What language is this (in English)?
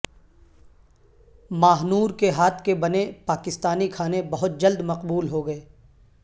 Urdu